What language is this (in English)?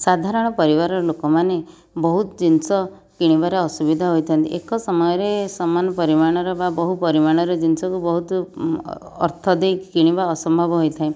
Odia